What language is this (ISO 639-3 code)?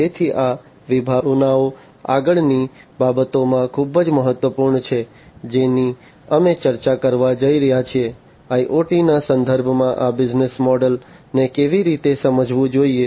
guj